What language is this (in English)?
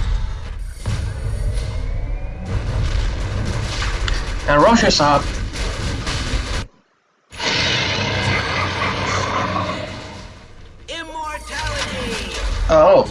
English